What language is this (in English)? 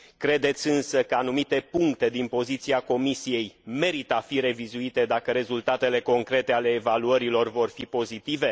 Romanian